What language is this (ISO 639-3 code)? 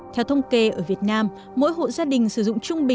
vie